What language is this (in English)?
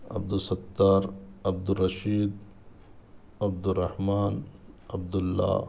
Urdu